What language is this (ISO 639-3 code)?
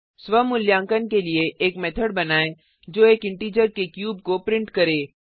hin